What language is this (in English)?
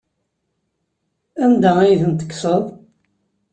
Kabyle